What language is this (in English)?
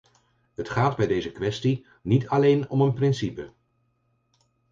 Dutch